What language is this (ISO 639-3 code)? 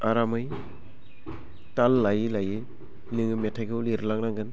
brx